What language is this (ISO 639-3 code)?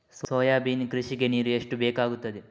kan